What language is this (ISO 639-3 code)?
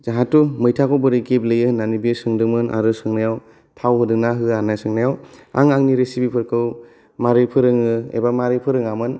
brx